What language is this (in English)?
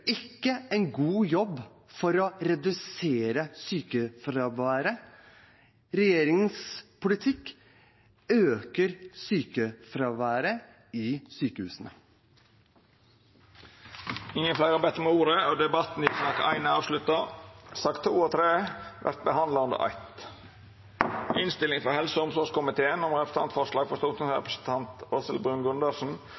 Norwegian